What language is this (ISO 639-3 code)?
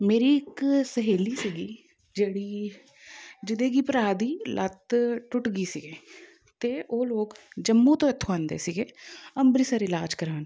pan